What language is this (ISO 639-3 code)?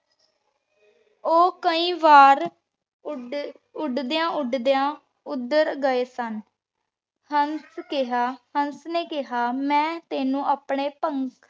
pan